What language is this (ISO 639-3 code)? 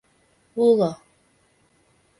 chm